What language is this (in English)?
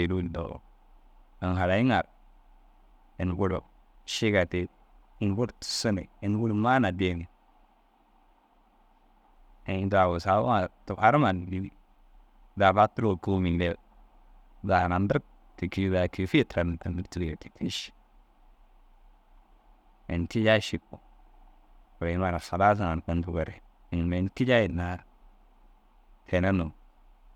Dazaga